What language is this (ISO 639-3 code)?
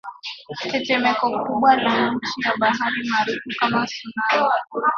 swa